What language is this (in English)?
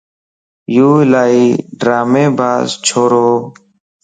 Lasi